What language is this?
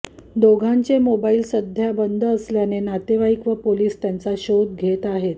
Marathi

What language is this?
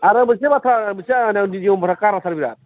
Bodo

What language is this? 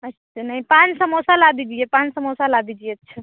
Hindi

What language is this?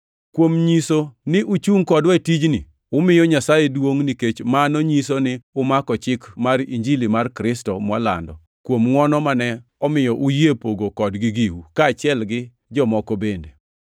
Luo (Kenya and Tanzania)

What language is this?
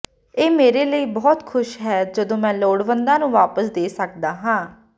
Punjabi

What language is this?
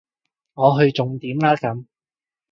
Cantonese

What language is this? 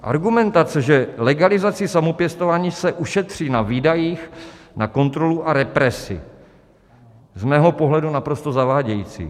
Czech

